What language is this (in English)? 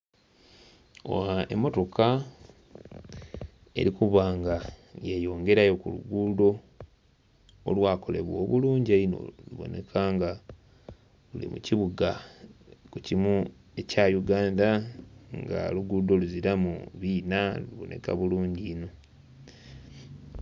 Soga